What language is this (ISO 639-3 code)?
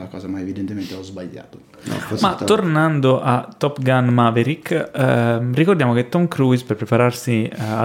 ita